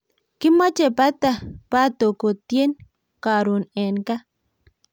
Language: Kalenjin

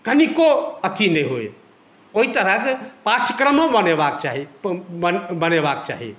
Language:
Maithili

